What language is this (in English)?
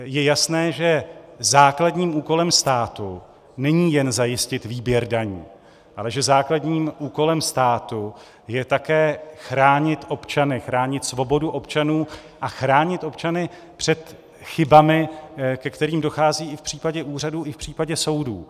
Czech